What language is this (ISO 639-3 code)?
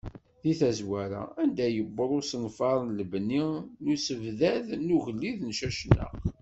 kab